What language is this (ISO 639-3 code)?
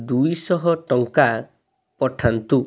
ori